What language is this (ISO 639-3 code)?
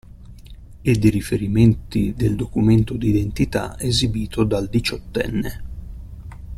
ita